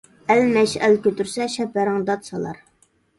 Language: Uyghur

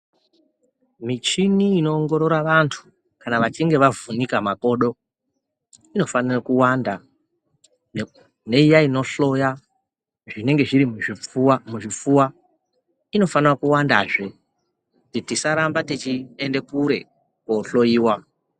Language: Ndau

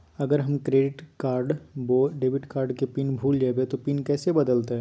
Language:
Magahi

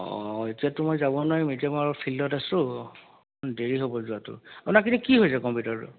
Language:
Assamese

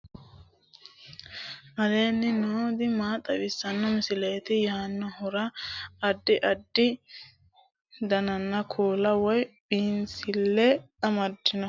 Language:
Sidamo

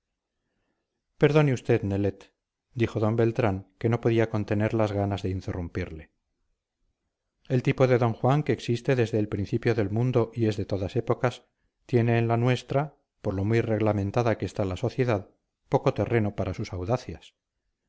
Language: Spanish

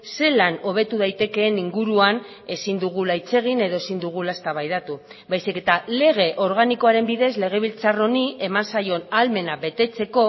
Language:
Basque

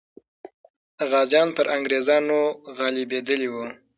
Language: Pashto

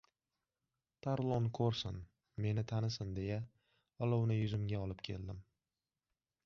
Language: Uzbek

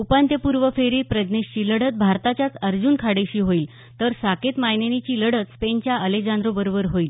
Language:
Marathi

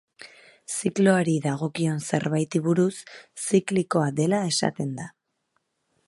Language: Basque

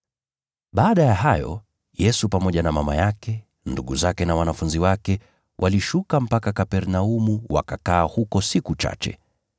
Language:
Swahili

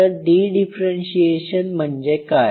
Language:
Marathi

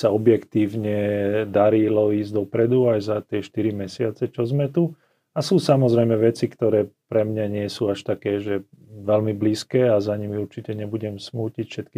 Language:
Slovak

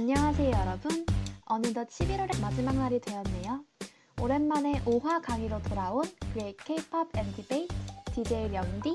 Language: Korean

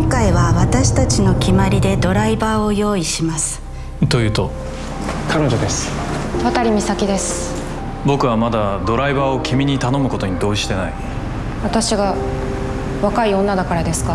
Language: Japanese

